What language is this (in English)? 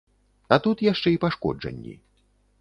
Belarusian